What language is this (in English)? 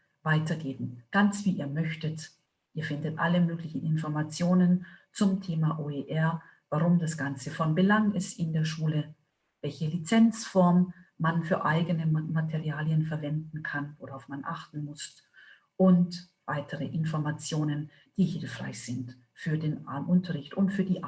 German